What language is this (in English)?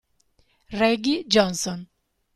Italian